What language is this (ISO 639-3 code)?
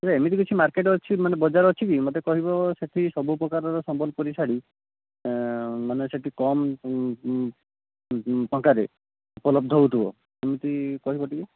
ori